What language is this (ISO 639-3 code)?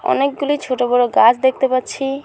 ben